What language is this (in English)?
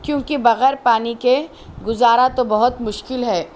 Urdu